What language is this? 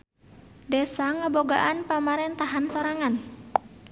Sundanese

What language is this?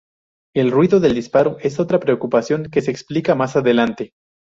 Spanish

